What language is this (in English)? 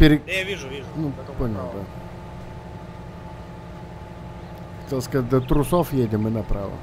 Russian